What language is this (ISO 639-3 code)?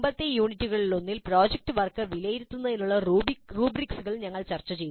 mal